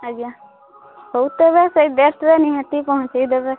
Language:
Odia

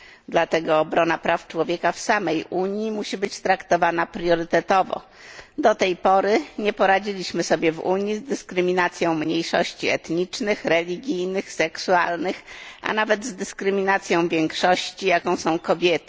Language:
Polish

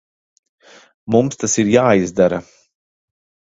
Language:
Latvian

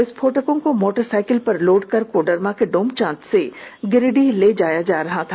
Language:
Hindi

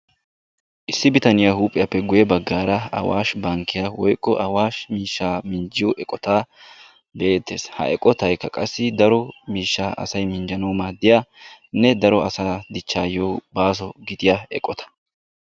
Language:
Wolaytta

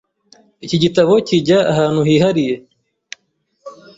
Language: Kinyarwanda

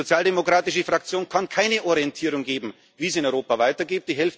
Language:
German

